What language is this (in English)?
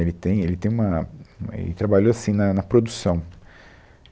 Portuguese